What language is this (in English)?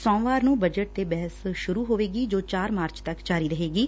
Punjabi